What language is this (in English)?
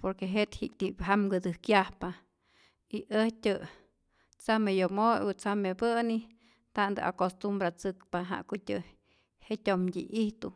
Rayón Zoque